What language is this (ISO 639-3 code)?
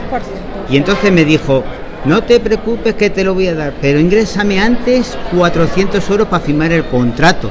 spa